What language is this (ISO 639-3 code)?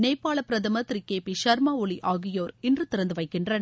tam